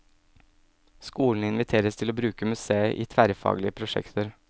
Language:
Norwegian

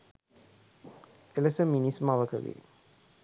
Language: Sinhala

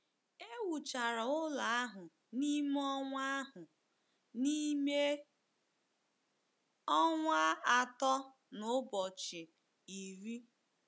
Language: Igbo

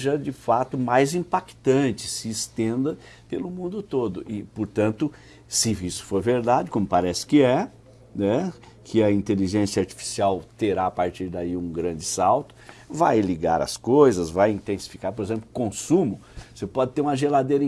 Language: Portuguese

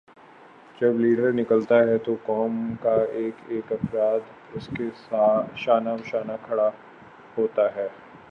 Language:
Urdu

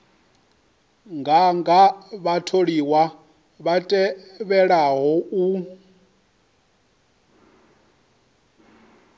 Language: Venda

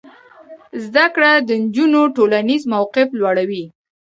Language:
Pashto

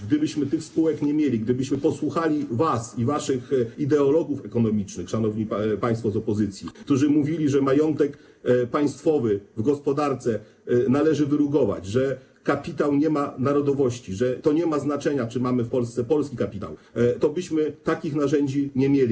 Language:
Polish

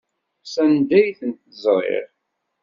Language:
Kabyle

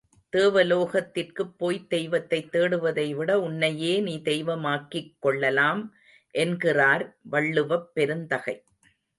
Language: Tamil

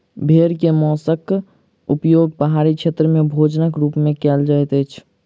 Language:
Maithili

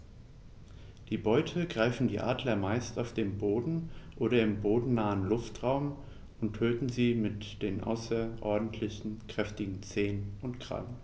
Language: German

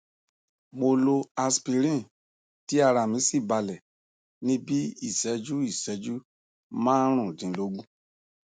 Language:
Yoruba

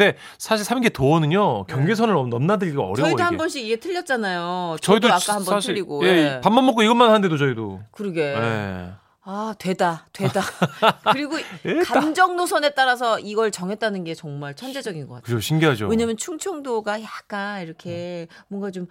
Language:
Korean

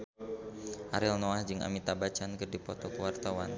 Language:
Sundanese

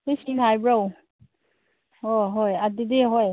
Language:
Manipuri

